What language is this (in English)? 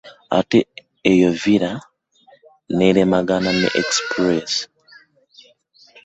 Ganda